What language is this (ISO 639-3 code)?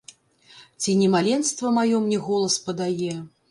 bel